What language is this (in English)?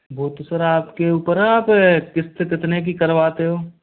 Hindi